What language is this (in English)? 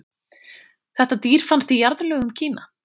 Icelandic